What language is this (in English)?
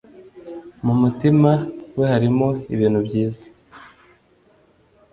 Kinyarwanda